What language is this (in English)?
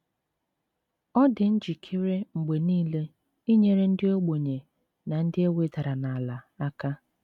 Igbo